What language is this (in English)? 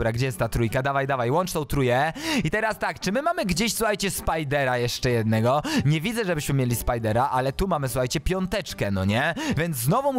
Polish